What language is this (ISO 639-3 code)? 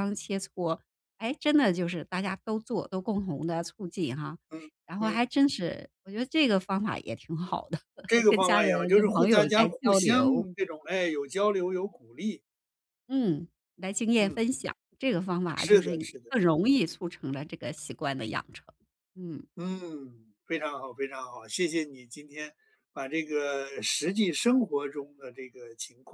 zho